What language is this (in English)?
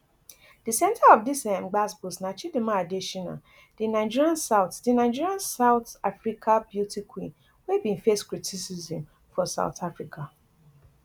Nigerian Pidgin